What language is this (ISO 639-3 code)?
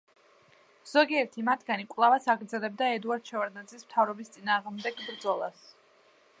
kat